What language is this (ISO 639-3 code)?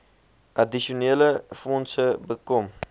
afr